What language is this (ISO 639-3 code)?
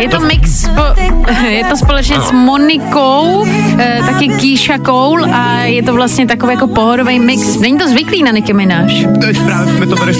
ces